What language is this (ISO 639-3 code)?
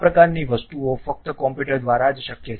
guj